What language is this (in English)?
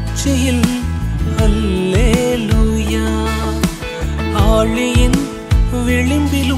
Urdu